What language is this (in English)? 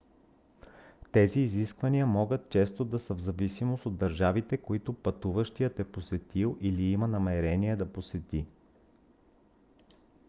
Bulgarian